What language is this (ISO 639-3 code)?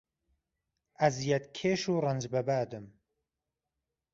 ckb